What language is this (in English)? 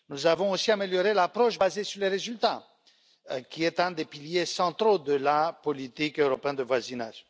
French